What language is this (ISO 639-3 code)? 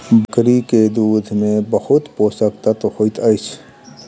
mai